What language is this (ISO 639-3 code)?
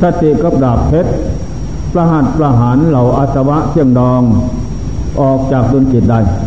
tha